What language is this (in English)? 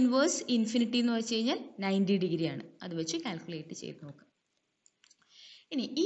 Malayalam